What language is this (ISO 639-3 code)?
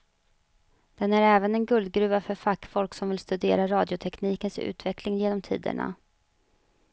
swe